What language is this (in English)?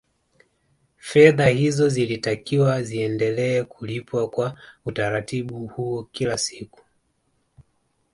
Swahili